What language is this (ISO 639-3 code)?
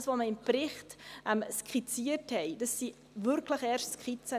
gsw